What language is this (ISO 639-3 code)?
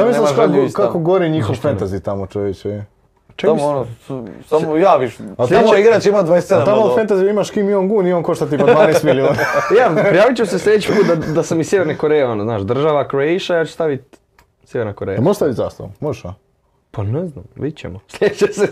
hrv